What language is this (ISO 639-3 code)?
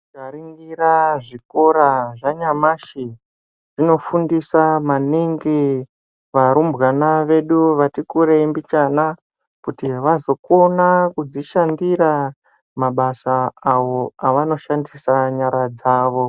ndc